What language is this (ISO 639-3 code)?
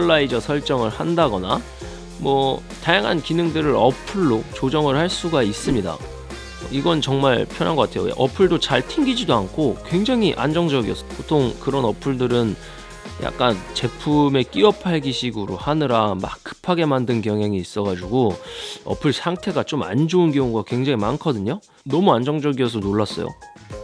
kor